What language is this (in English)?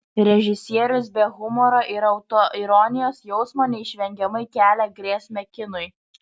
Lithuanian